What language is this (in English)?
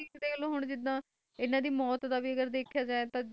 Punjabi